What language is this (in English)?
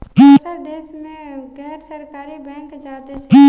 Bhojpuri